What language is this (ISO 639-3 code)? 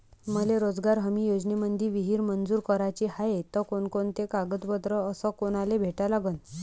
mar